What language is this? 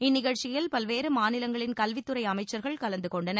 Tamil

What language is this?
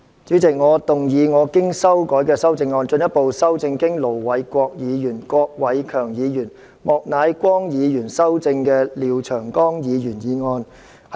Cantonese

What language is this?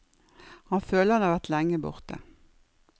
Norwegian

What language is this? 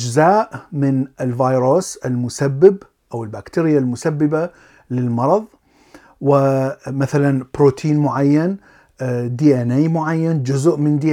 Arabic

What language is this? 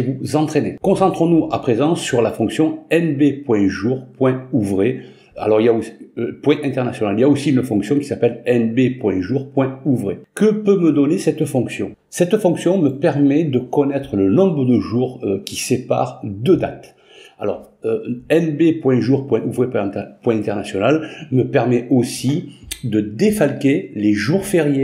French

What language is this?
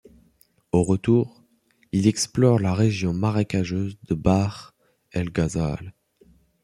French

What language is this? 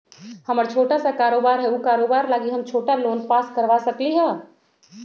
Magahi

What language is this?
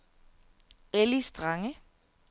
Danish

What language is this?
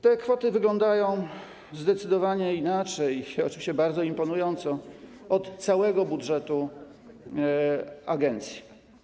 Polish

